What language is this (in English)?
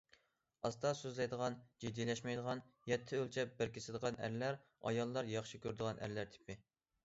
Uyghur